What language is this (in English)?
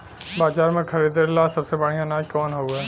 Bhojpuri